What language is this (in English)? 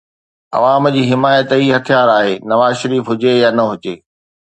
Sindhi